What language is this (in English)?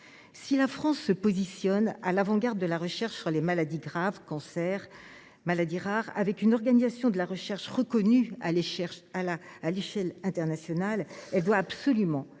French